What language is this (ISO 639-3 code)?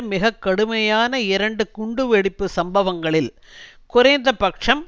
tam